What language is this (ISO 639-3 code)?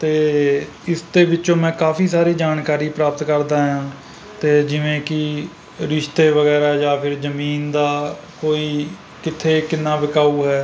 pan